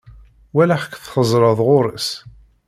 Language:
Kabyle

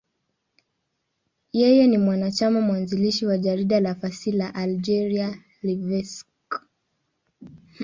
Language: Swahili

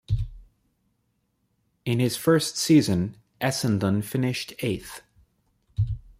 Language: English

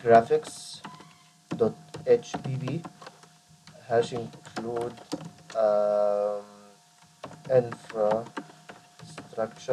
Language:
Arabic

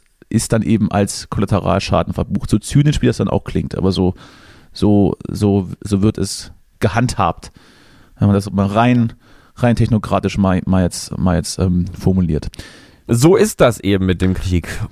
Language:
German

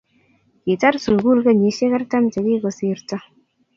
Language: Kalenjin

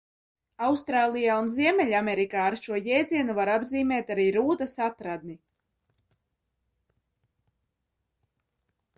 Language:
Latvian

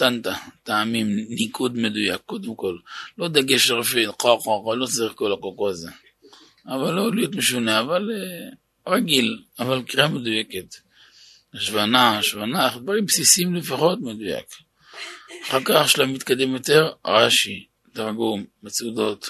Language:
Hebrew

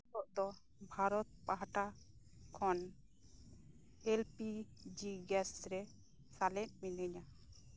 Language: Santali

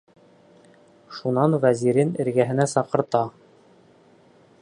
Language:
Bashkir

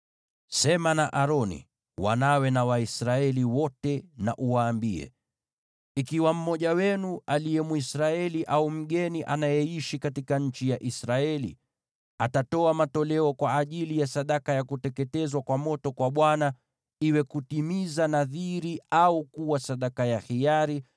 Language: Swahili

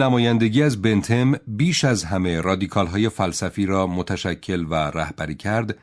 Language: Persian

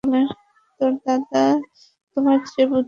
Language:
Bangla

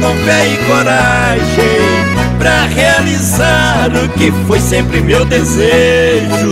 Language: Portuguese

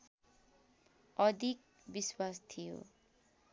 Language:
Nepali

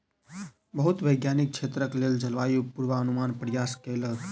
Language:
Maithili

